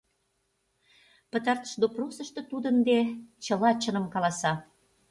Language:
Mari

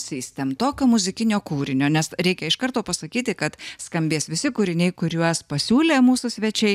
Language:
Lithuanian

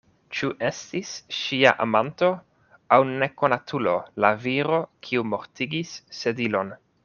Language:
Esperanto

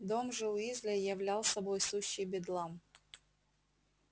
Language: Russian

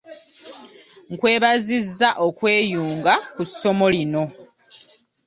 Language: Ganda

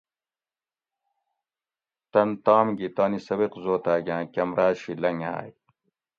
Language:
Gawri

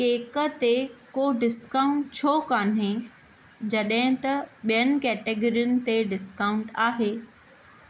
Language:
Sindhi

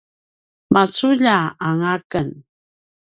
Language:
Paiwan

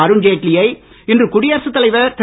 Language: Tamil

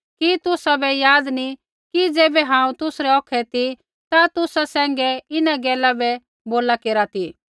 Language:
Kullu Pahari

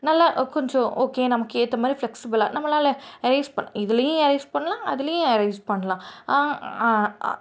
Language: Tamil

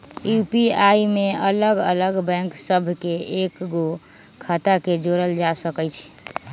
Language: Magahi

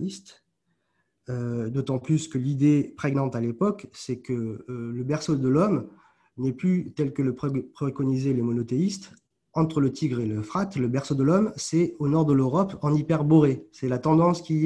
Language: French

